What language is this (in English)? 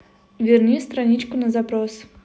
Russian